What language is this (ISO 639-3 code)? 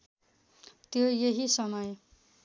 nep